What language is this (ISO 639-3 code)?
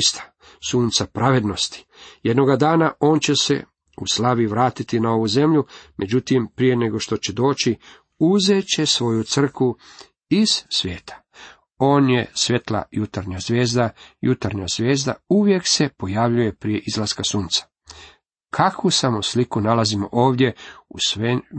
hrv